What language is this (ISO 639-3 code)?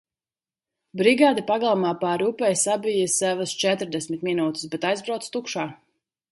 lav